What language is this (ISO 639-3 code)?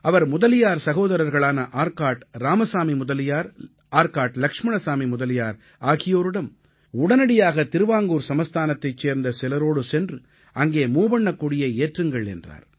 tam